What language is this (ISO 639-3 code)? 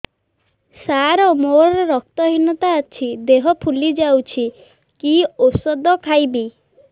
ori